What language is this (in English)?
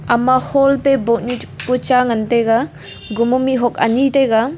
Wancho Naga